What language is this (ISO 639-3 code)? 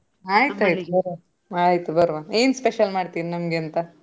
kan